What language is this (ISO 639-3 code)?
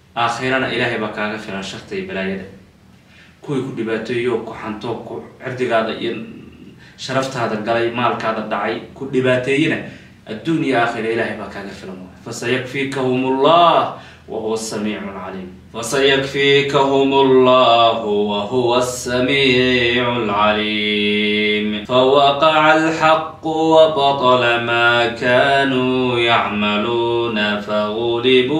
ara